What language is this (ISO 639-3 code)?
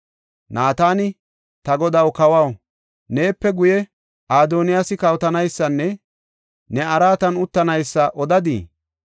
gof